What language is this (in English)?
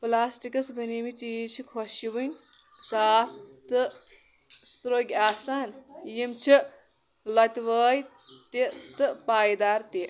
Kashmiri